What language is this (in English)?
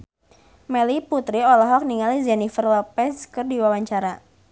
Sundanese